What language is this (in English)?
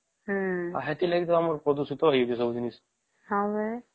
Odia